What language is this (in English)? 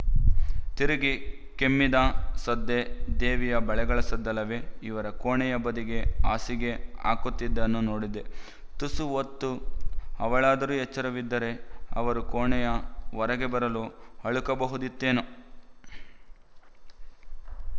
Kannada